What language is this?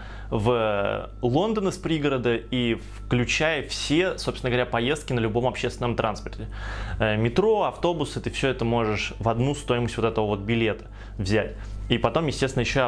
Russian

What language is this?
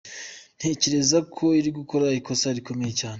Kinyarwanda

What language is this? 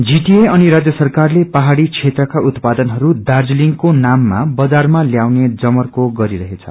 Nepali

